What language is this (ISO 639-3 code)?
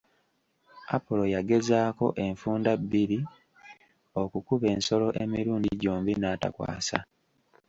lug